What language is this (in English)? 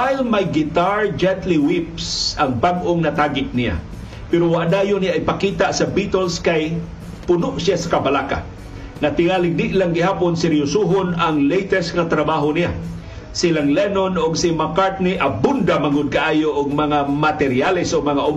Filipino